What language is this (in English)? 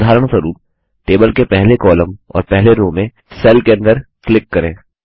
Hindi